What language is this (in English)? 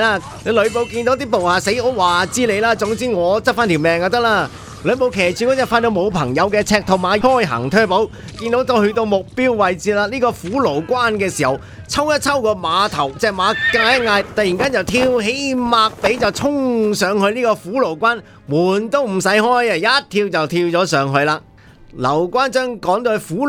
Chinese